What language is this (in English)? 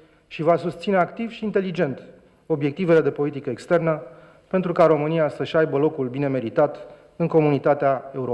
Romanian